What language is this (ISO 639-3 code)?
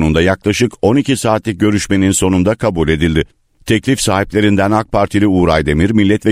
tur